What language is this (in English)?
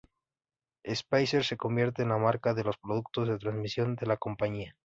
Spanish